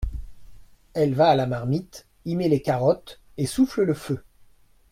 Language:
French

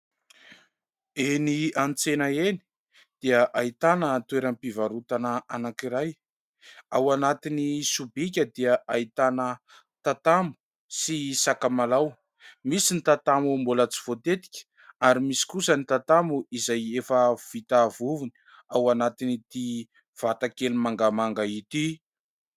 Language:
Malagasy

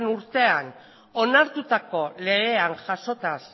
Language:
Basque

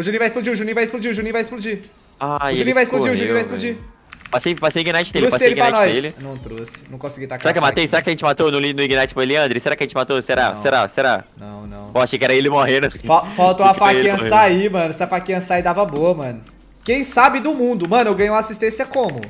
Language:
Portuguese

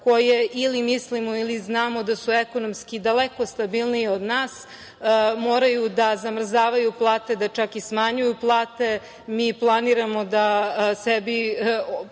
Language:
Serbian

